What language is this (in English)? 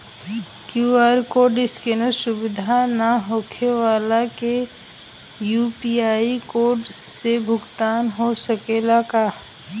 Bhojpuri